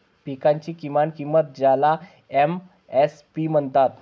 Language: Marathi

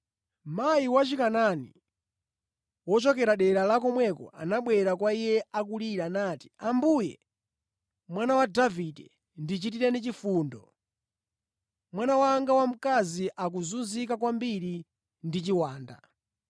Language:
Nyanja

